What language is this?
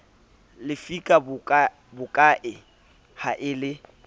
Southern Sotho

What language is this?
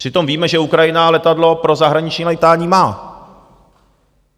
Czech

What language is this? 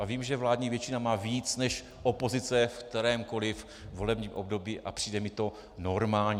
Czech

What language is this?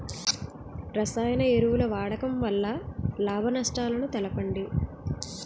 Telugu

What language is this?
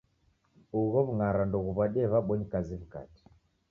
Taita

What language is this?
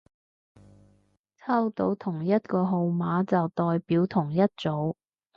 Cantonese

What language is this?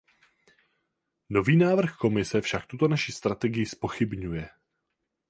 Czech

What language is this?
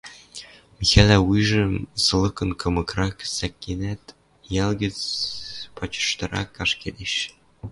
Western Mari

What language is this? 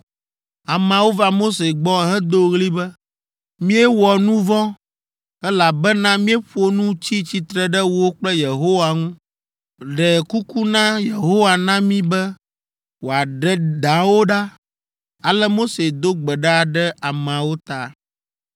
Ewe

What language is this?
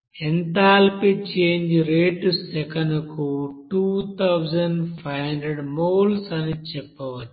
Telugu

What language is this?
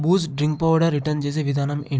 Telugu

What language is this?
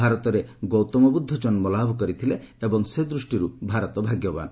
Odia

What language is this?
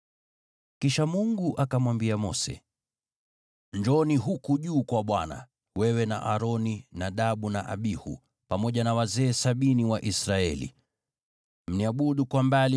Swahili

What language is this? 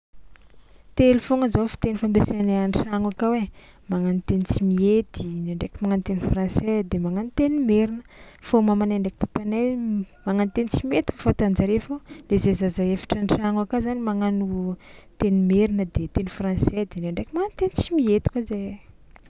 Tsimihety Malagasy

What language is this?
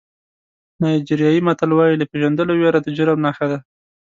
Pashto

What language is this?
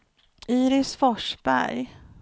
Swedish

